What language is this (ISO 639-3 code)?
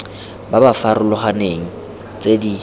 tsn